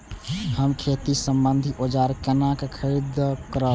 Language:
Maithili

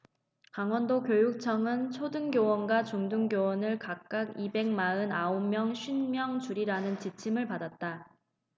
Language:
Korean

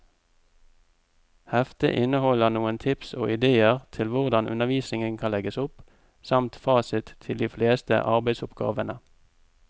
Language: Norwegian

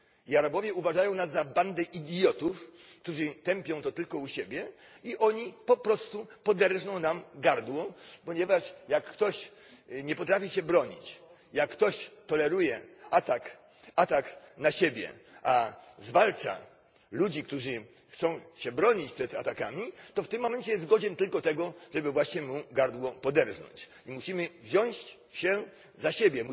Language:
Polish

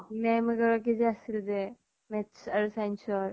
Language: Assamese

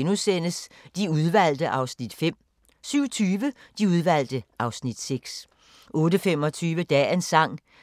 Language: Danish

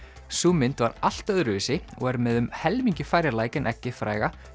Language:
Icelandic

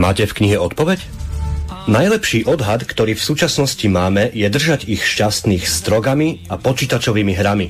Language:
Slovak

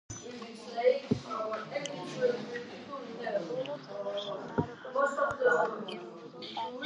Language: Georgian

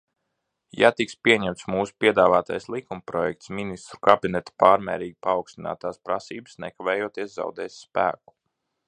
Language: Latvian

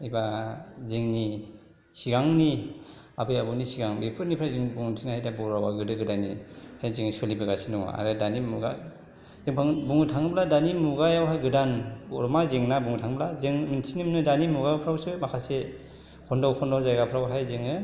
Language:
Bodo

